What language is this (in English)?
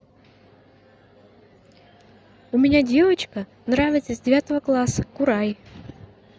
Russian